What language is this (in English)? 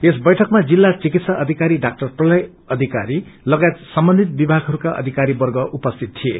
Nepali